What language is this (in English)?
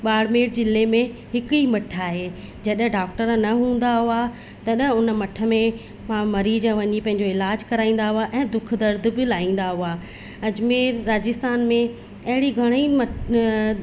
Sindhi